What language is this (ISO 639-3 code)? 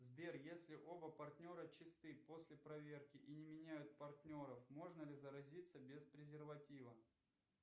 rus